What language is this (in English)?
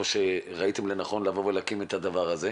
Hebrew